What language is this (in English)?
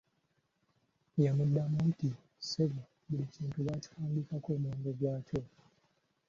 Ganda